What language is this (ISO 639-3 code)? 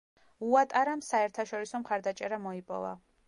kat